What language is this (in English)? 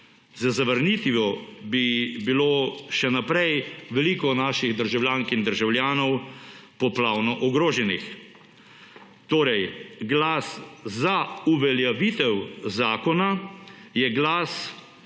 Slovenian